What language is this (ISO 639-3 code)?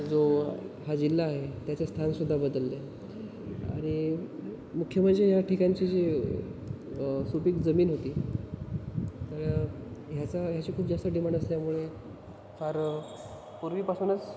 mar